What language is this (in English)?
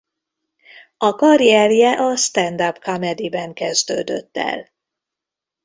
Hungarian